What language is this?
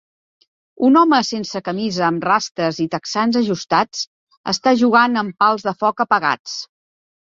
Catalan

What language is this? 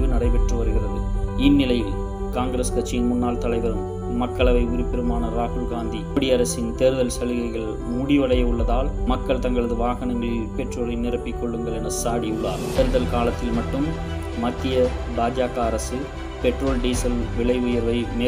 Romanian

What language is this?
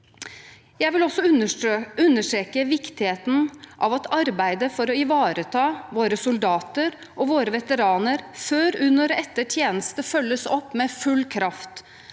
Norwegian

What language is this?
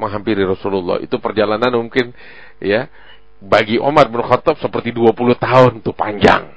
Indonesian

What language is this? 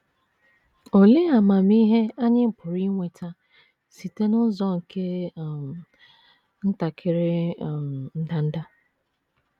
Igbo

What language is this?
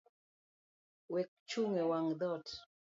Luo (Kenya and Tanzania)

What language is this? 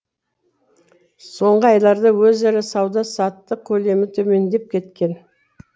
Kazakh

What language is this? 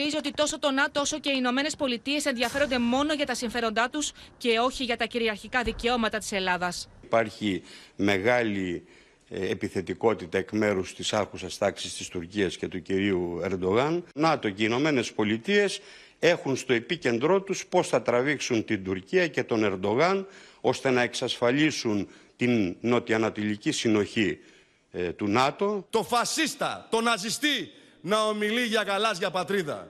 Greek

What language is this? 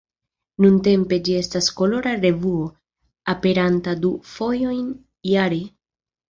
Esperanto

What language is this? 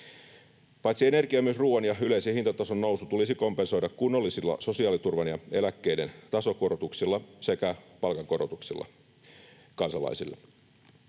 Finnish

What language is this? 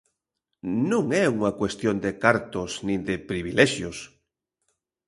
Galician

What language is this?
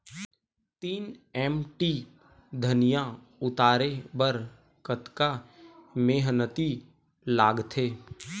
Chhattisgarhi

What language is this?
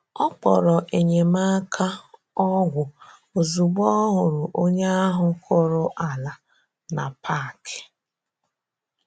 Igbo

